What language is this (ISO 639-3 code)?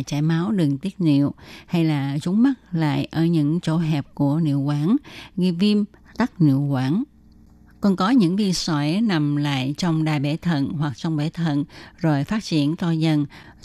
vie